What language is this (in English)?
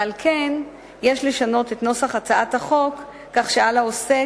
Hebrew